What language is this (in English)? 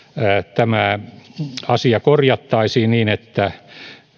Finnish